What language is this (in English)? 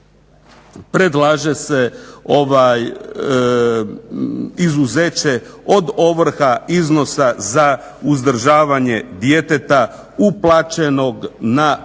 Croatian